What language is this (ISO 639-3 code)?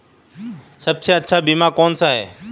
hin